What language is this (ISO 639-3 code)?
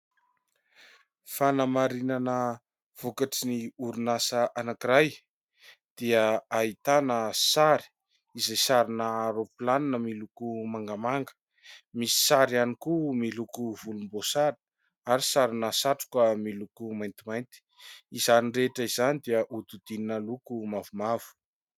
mlg